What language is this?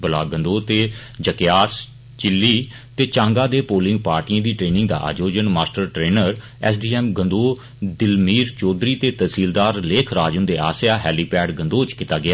Dogri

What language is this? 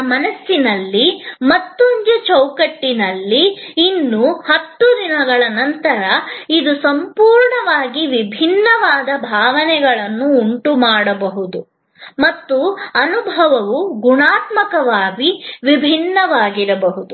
Kannada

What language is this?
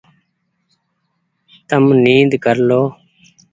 Goaria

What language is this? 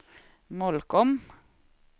Swedish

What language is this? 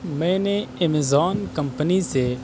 Urdu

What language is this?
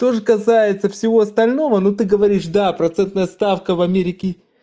Russian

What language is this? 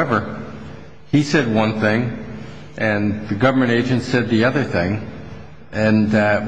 English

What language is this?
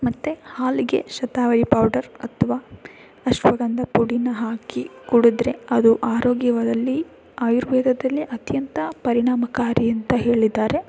Kannada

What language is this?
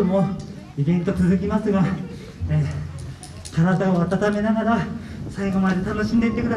Japanese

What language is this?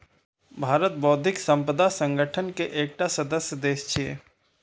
Maithili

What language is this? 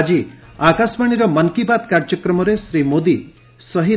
Odia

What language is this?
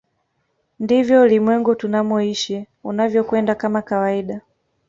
Swahili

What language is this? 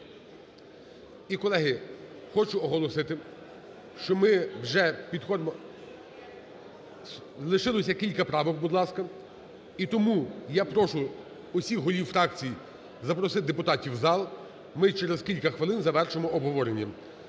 Ukrainian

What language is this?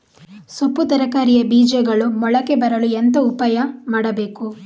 Kannada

